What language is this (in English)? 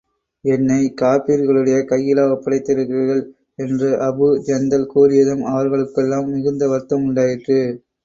Tamil